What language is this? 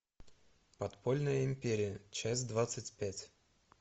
Russian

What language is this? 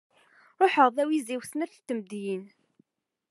Kabyle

